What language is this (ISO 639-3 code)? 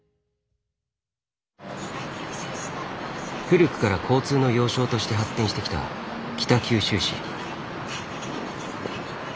jpn